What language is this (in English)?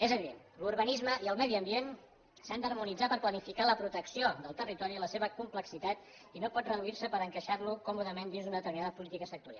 Catalan